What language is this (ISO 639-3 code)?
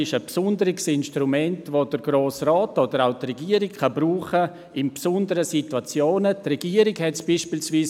gsw